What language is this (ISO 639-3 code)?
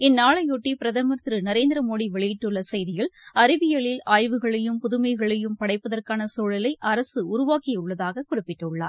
tam